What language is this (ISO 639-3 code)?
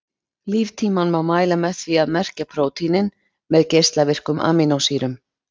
isl